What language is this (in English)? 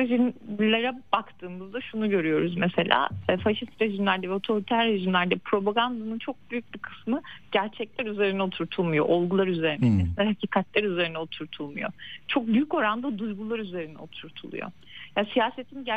Turkish